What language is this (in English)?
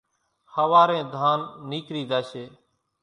Kachi Koli